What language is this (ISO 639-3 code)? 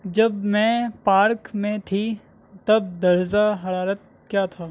urd